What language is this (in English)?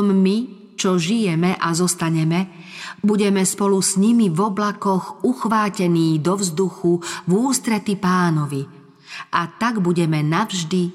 Slovak